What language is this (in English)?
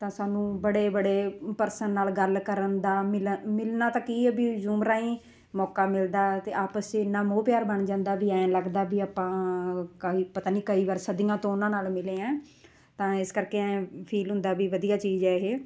Punjabi